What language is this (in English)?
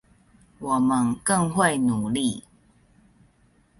Chinese